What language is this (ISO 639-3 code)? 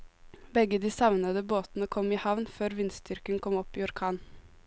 nor